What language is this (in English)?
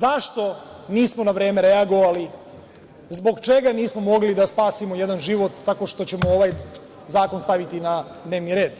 Serbian